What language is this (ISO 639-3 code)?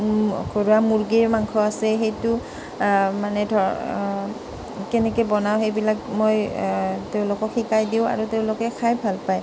asm